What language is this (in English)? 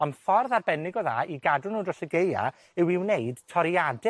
Welsh